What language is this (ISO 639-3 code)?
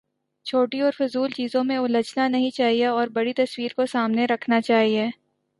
urd